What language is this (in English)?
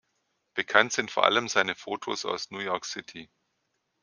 German